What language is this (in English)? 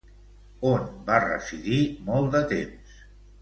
Catalan